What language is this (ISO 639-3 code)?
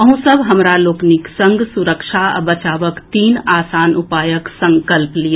mai